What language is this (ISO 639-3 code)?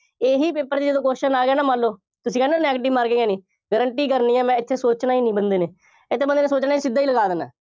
pan